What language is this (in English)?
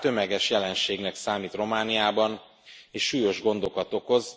Hungarian